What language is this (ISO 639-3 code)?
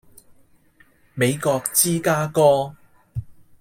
yue